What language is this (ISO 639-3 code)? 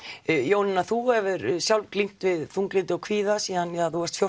isl